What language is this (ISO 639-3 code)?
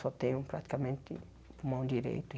por